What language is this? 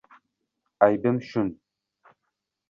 Uzbek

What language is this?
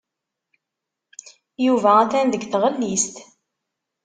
Kabyle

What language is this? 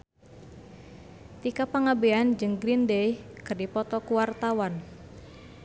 Sundanese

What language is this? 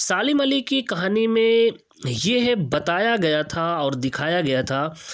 Urdu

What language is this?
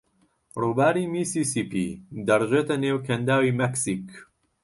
Central Kurdish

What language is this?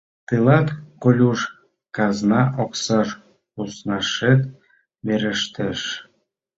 Mari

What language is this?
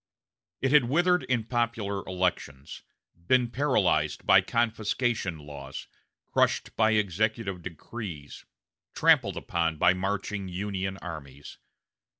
English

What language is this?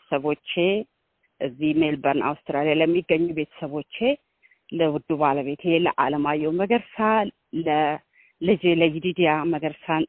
Amharic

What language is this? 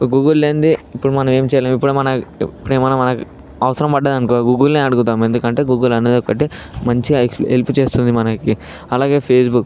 Telugu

